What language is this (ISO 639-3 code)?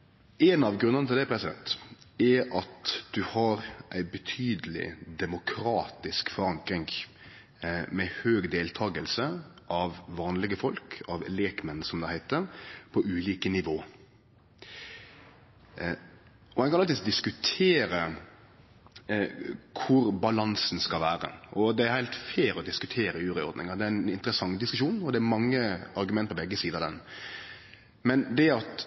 nno